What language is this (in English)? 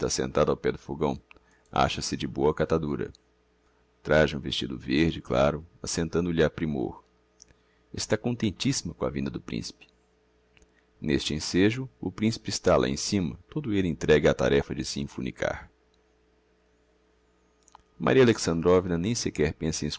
Portuguese